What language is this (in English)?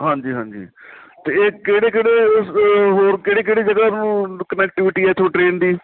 Punjabi